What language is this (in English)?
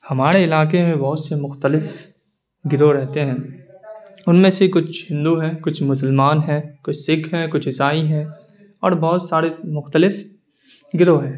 Urdu